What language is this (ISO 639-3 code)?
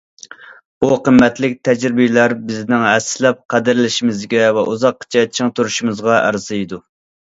uig